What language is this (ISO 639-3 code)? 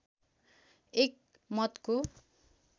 nep